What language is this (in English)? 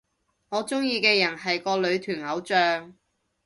Cantonese